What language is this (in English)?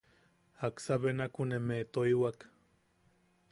Yaqui